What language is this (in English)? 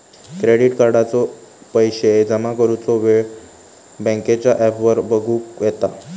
Marathi